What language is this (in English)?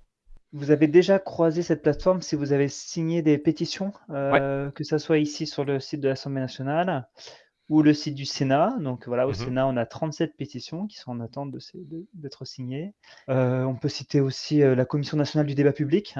French